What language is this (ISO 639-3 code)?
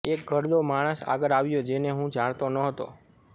guj